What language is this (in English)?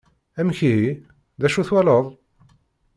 Kabyle